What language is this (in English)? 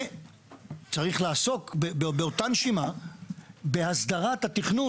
Hebrew